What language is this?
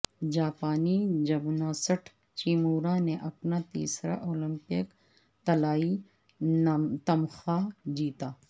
Urdu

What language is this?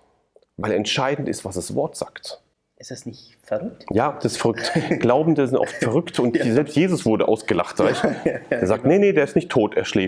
German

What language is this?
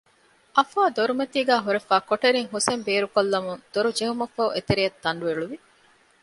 Divehi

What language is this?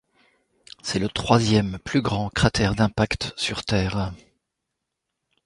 French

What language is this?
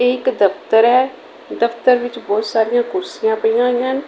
Punjabi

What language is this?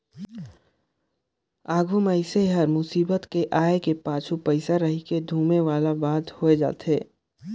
Chhattisgarhi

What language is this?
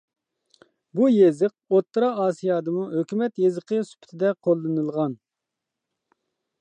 Uyghur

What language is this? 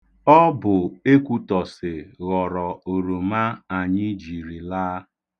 Igbo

